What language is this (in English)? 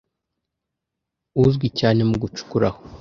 Kinyarwanda